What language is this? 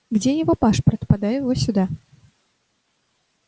Russian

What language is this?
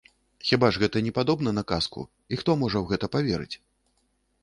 Belarusian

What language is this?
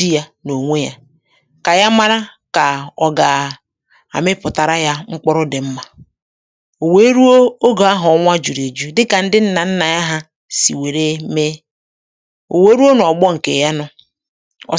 Igbo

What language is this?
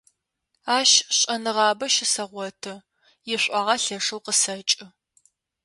Adyghe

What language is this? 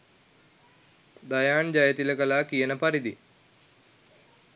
Sinhala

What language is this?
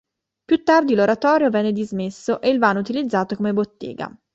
Italian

